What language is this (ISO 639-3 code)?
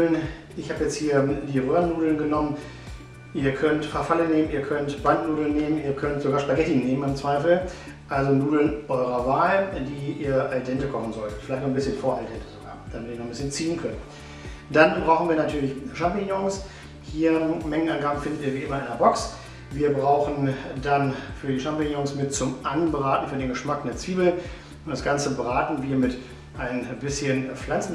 deu